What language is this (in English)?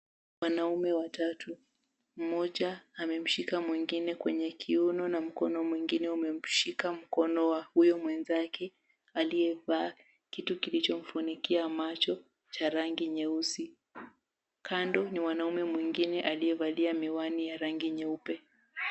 Swahili